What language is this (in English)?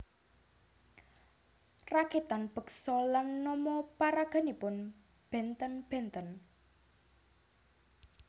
Javanese